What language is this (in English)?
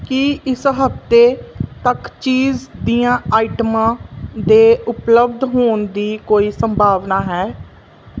Punjabi